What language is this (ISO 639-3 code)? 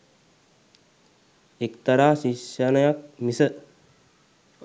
sin